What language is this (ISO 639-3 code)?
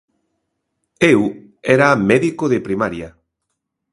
glg